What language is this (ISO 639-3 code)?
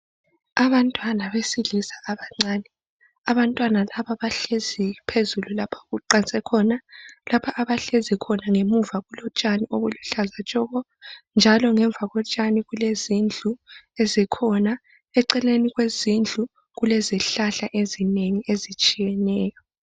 nde